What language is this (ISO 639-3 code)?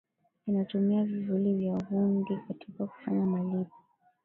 swa